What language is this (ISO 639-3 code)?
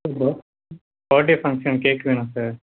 tam